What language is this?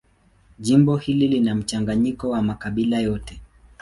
Swahili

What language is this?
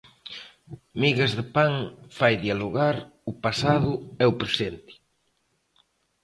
Galician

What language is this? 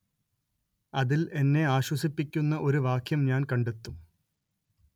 Malayalam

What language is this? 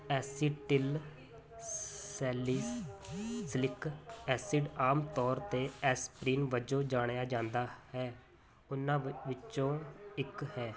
Punjabi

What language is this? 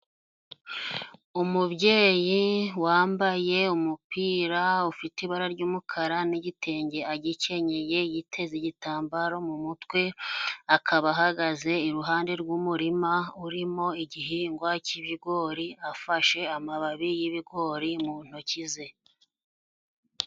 Kinyarwanda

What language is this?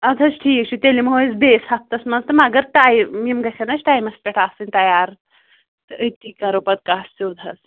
Kashmiri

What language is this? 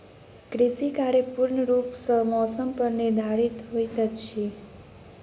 Maithili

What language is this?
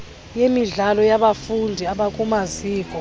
Xhosa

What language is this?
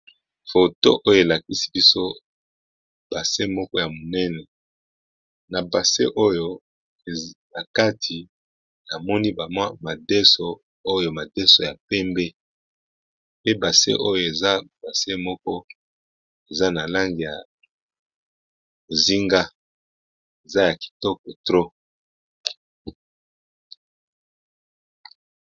Lingala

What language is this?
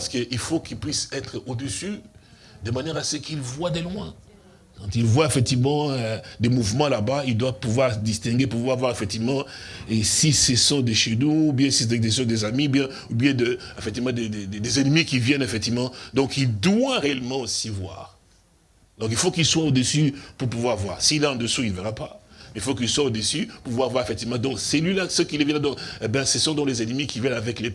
French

